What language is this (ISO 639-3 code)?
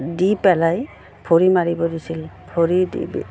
asm